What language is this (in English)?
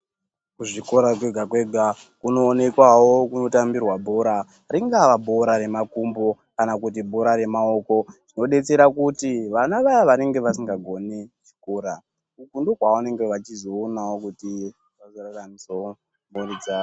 Ndau